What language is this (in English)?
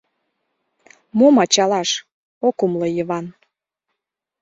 Mari